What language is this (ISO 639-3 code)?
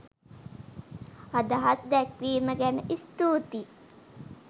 sin